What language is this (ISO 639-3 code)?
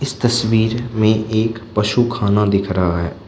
hin